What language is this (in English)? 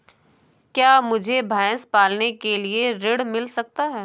Hindi